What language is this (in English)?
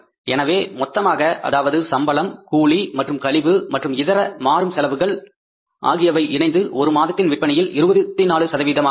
Tamil